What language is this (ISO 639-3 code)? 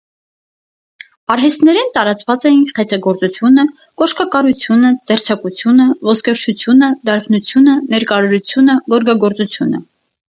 hye